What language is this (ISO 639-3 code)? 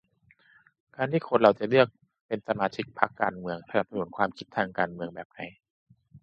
tha